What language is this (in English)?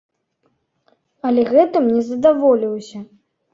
Belarusian